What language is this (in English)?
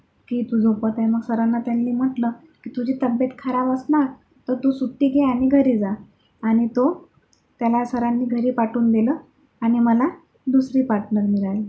Marathi